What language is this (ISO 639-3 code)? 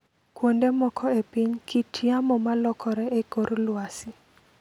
luo